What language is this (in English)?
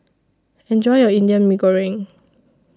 English